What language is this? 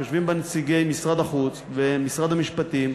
Hebrew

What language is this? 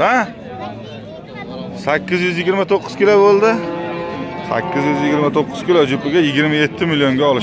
Turkish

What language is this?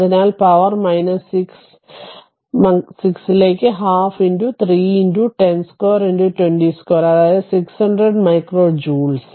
Malayalam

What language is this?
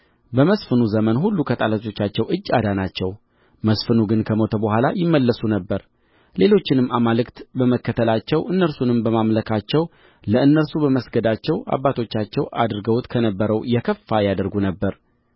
Amharic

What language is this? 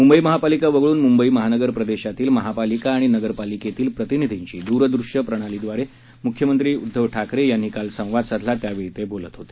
Marathi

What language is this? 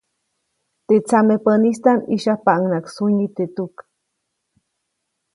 Copainalá Zoque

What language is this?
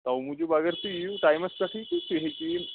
Kashmiri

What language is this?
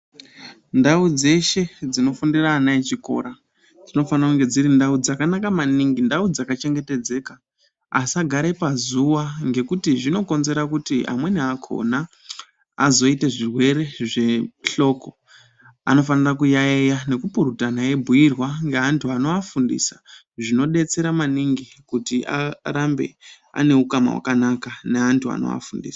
Ndau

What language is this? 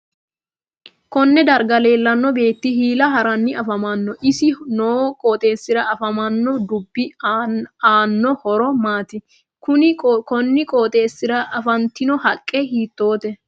Sidamo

